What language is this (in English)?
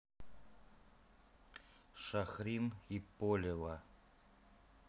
Russian